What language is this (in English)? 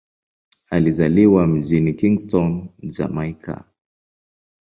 Swahili